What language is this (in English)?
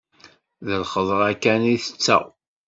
Kabyle